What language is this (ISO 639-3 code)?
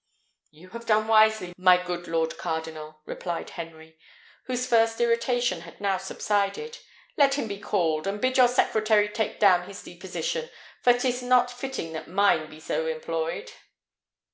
eng